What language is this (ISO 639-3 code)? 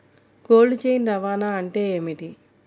tel